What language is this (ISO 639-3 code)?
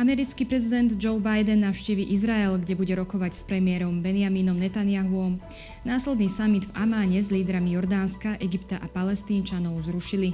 slk